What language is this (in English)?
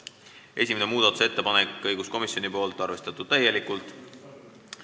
Estonian